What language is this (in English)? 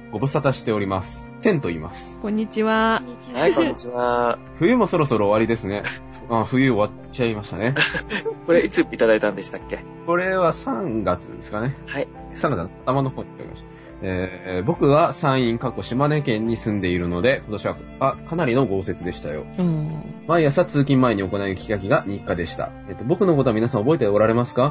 Japanese